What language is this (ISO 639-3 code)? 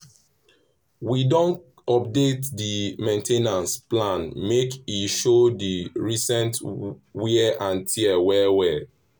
pcm